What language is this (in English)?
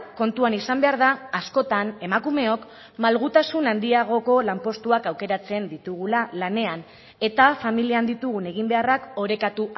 Basque